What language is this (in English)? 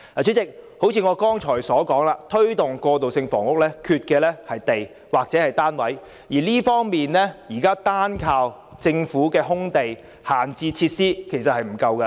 Cantonese